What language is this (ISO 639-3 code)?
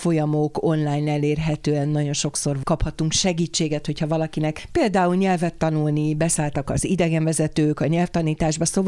hun